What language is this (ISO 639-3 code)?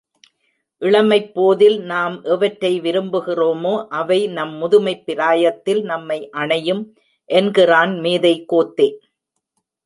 tam